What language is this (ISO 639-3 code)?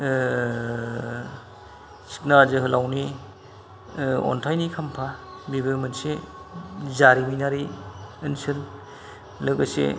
brx